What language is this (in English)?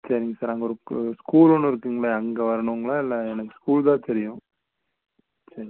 Tamil